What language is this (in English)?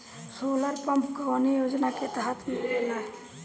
Bhojpuri